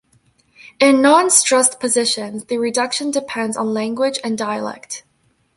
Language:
English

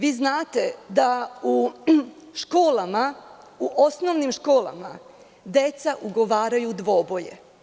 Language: Serbian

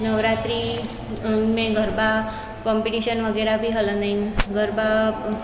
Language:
Sindhi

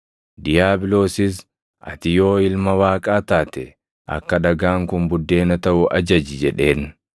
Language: Oromo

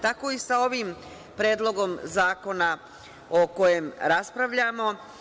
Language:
Serbian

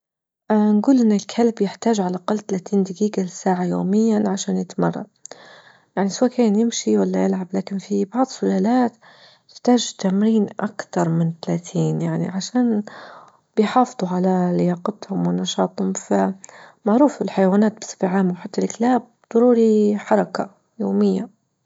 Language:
Libyan Arabic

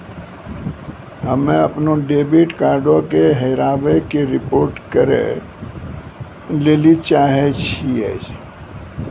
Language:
Maithili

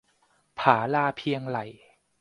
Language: Thai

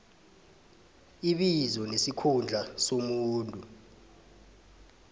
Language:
South Ndebele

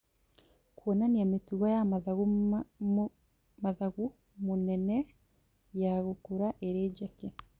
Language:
Kikuyu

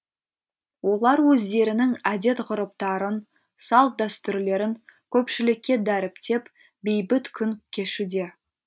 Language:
Kazakh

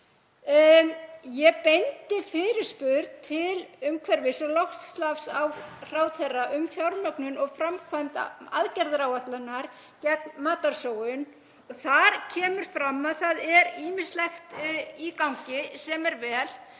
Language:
Icelandic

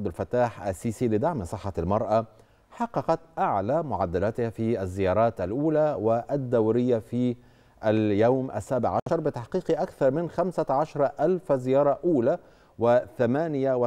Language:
Arabic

